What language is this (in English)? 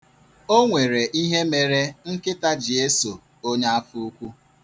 Igbo